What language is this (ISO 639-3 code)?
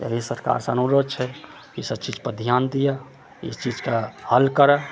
mai